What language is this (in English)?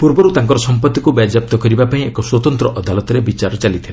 Odia